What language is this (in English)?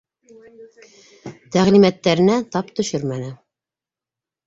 Bashkir